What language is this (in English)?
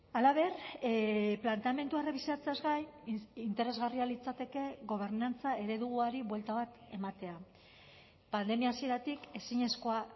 Basque